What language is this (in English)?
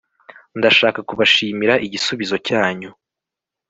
Kinyarwanda